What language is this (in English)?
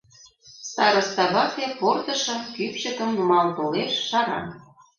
Mari